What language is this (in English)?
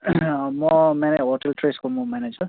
Nepali